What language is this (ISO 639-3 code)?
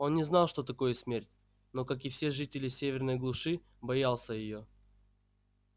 rus